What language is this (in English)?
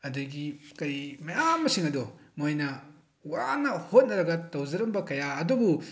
Manipuri